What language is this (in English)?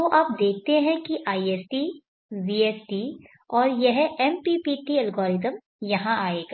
Hindi